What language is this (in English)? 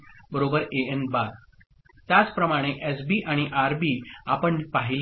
Marathi